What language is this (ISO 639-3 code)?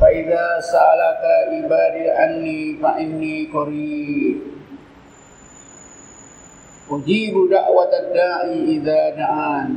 msa